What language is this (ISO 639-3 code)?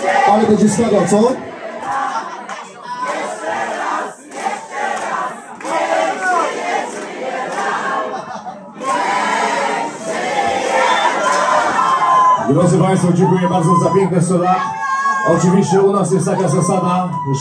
pol